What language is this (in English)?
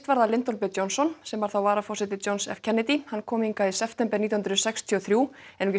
Icelandic